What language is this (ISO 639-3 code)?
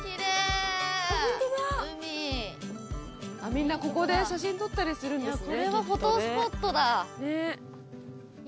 jpn